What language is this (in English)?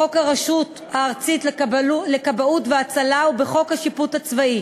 Hebrew